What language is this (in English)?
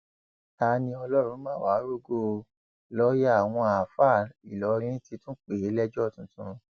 Yoruba